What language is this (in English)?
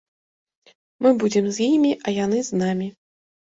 Belarusian